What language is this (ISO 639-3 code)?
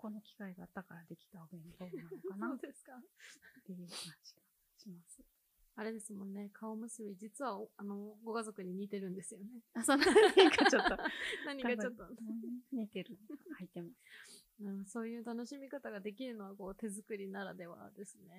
jpn